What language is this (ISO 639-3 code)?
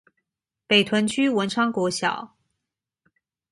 zho